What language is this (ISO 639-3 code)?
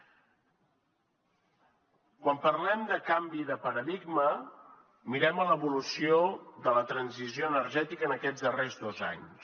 cat